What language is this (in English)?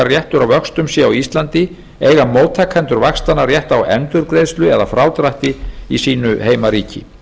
Icelandic